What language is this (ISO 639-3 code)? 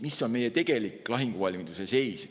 est